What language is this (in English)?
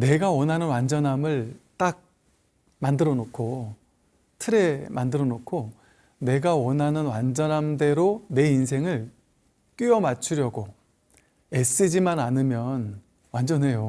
Korean